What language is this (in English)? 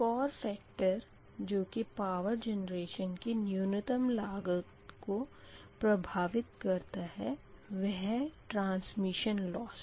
Hindi